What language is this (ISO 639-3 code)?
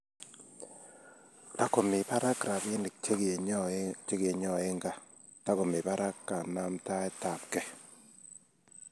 kln